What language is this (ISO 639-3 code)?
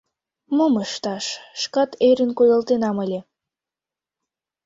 chm